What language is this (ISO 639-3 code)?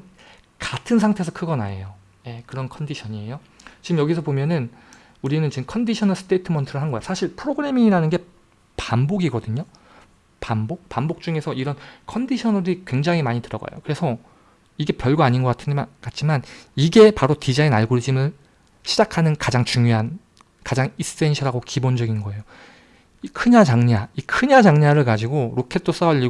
kor